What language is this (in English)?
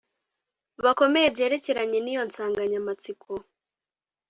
Kinyarwanda